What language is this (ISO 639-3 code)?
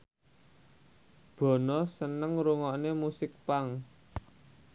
jav